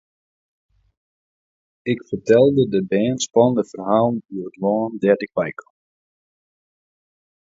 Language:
Western Frisian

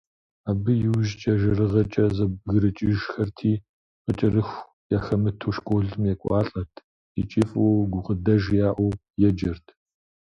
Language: Kabardian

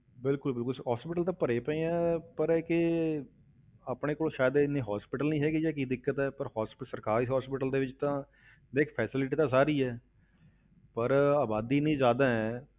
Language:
Punjabi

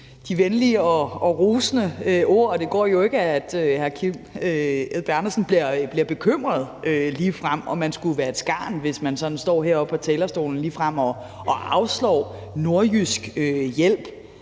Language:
Danish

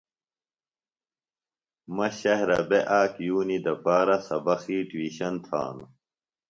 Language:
Phalura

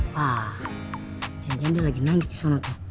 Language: Indonesian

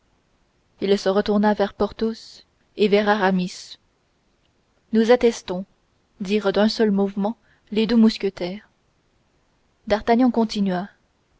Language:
French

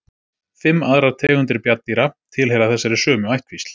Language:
Icelandic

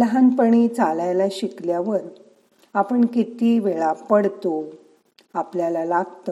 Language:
Marathi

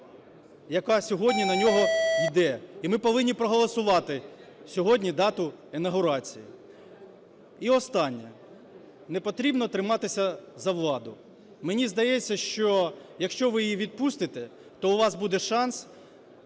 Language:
Ukrainian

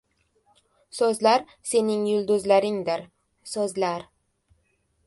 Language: Uzbek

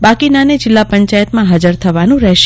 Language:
Gujarati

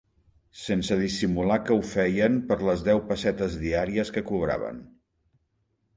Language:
Catalan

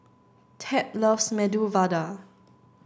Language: English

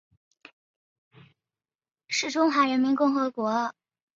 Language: Chinese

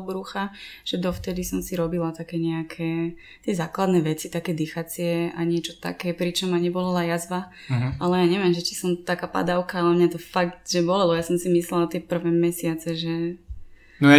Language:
Slovak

